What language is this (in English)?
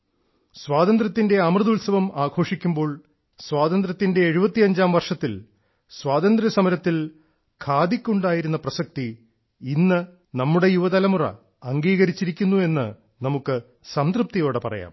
Malayalam